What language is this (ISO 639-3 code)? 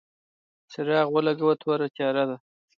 pus